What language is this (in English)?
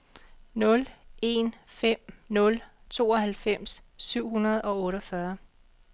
Danish